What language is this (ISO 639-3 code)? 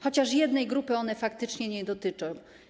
pol